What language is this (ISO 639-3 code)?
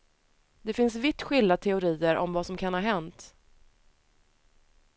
swe